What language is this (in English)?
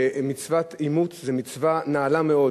Hebrew